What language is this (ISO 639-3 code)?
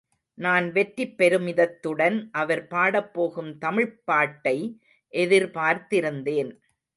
tam